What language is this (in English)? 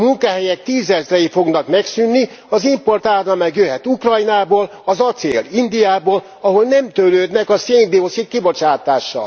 Hungarian